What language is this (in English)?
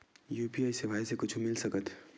Chhattisgarhi